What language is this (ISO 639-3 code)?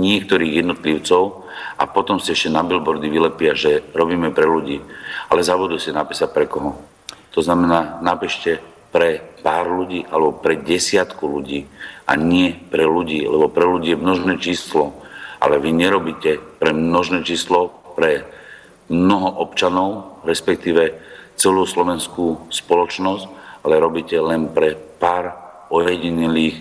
slk